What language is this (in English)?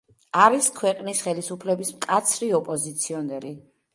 Georgian